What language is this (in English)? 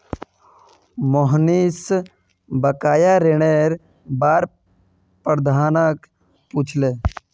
Magahi